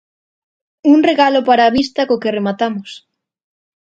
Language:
Galician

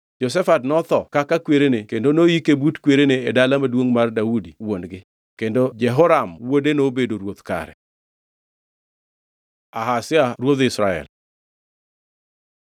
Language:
Luo (Kenya and Tanzania)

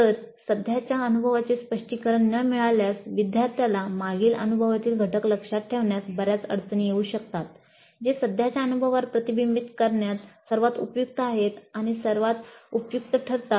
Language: Marathi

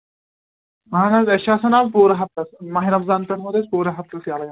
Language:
Kashmiri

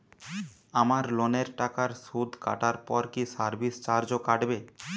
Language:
Bangla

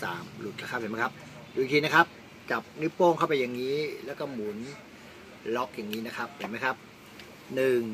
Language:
Thai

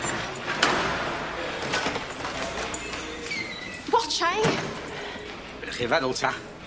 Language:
Welsh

